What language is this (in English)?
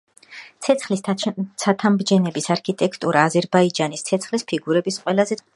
Georgian